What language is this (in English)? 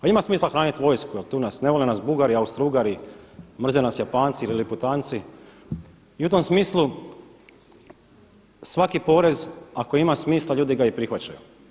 Croatian